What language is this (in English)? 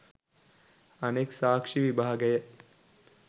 Sinhala